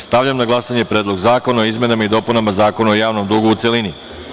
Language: Serbian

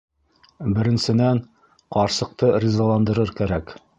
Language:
Bashkir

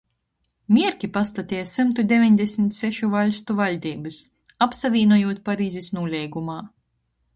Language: Latgalian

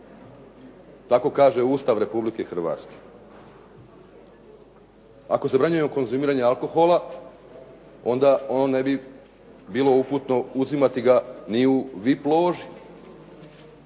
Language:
Croatian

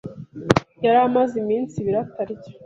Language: Kinyarwanda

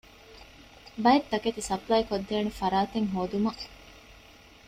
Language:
Divehi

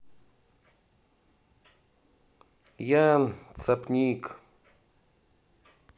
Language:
Russian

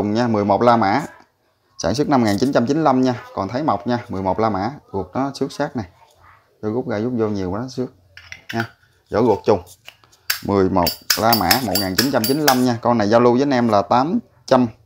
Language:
Vietnamese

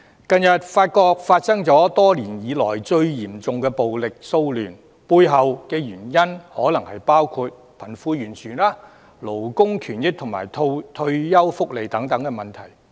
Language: Cantonese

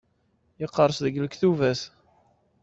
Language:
Kabyle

